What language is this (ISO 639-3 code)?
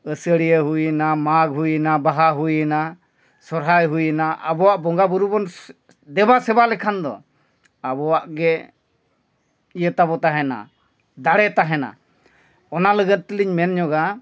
sat